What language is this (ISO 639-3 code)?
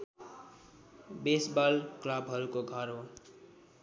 nep